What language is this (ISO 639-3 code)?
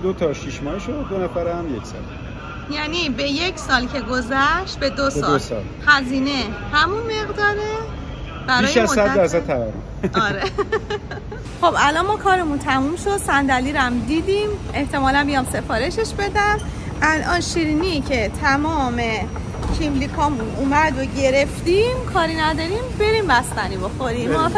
fas